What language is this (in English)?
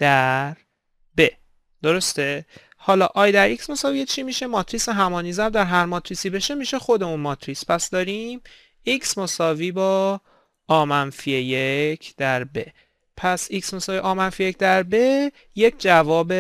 Persian